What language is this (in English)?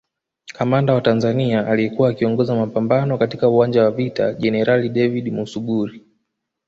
Swahili